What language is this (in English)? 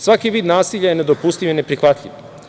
Serbian